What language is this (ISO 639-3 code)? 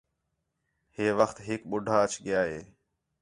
xhe